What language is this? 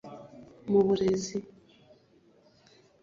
Kinyarwanda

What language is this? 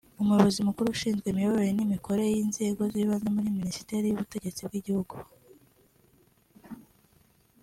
Kinyarwanda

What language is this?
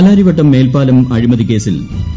Malayalam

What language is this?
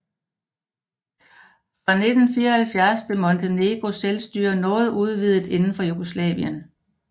Danish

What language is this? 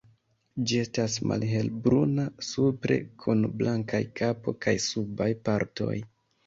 Esperanto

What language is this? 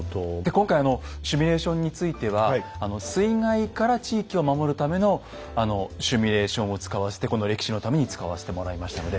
Japanese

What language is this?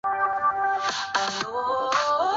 Chinese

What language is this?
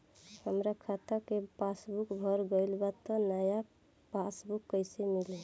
Bhojpuri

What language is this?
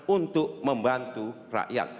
Indonesian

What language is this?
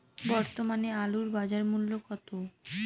Bangla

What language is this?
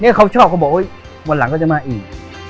Thai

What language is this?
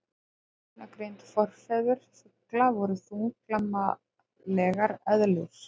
Icelandic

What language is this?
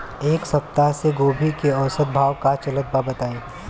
Bhojpuri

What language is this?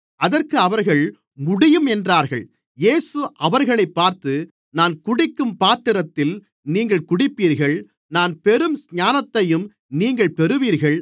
Tamil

